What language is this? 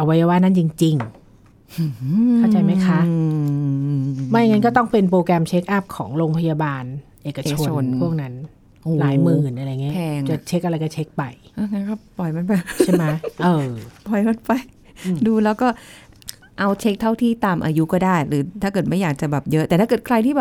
Thai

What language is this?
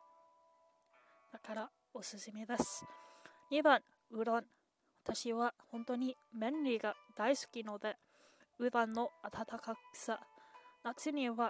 Japanese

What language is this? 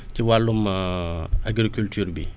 Wolof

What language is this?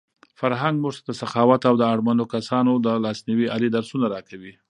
Pashto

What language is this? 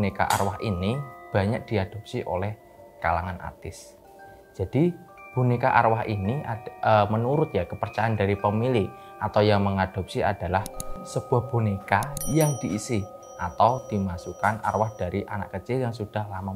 Indonesian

